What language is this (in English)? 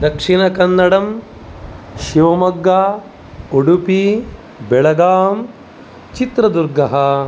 Sanskrit